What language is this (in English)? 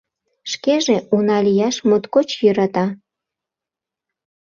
Mari